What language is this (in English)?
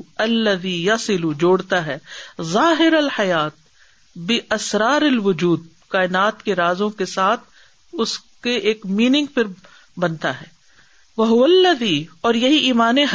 Urdu